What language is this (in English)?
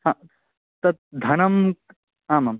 Sanskrit